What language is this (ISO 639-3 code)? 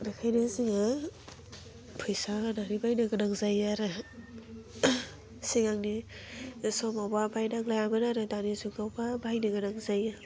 brx